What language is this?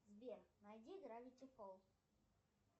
Russian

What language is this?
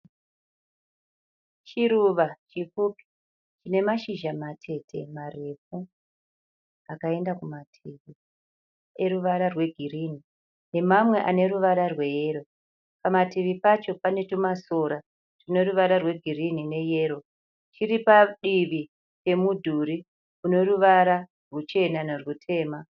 Shona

